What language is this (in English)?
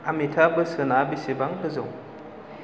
Bodo